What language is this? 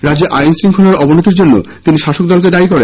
Bangla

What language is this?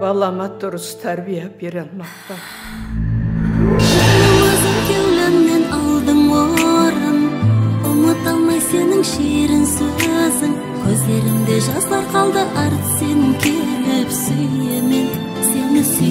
Turkish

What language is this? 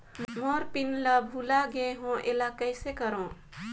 Chhattisgarhi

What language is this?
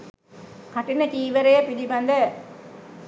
Sinhala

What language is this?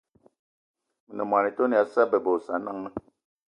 Eton (Cameroon)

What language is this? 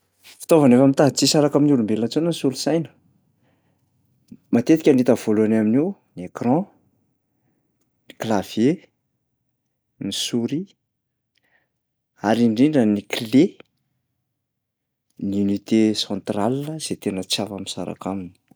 Malagasy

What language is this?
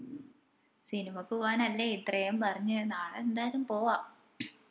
Malayalam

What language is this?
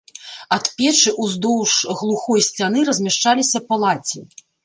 Belarusian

